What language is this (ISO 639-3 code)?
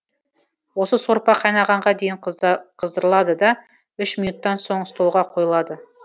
kaz